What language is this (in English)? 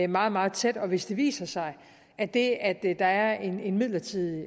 Danish